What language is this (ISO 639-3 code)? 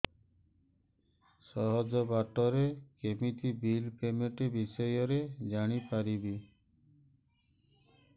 ori